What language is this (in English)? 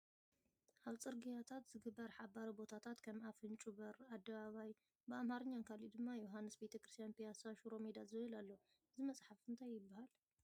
Tigrinya